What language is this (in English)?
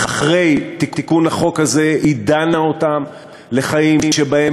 Hebrew